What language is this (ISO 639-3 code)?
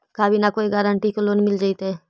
mag